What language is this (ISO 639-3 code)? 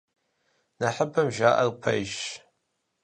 kbd